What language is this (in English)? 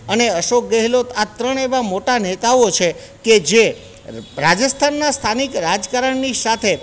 Gujarati